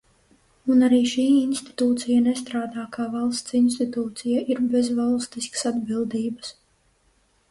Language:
Latvian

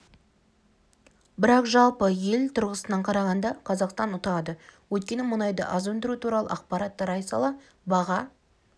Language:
Kazakh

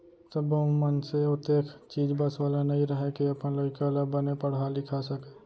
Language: Chhattisgarhi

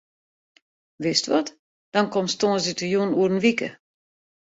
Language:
Western Frisian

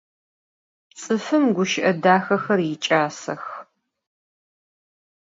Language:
Adyghe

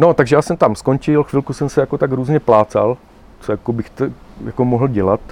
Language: Czech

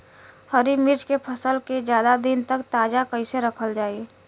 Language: Bhojpuri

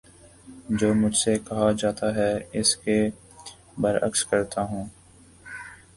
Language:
Urdu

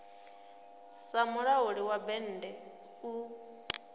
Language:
Venda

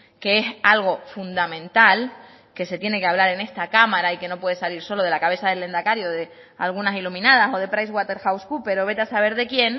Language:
Spanish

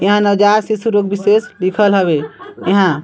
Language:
Chhattisgarhi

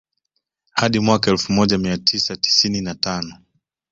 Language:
Swahili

